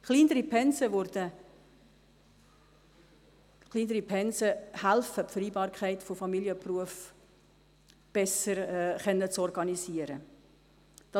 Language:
Swiss German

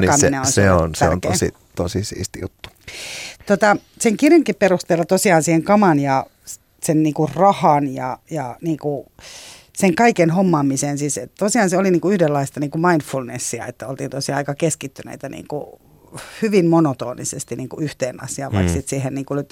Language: Finnish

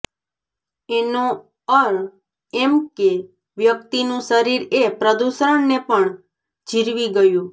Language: Gujarati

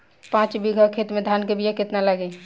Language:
Bhojpuri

